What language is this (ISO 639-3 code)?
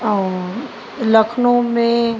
snd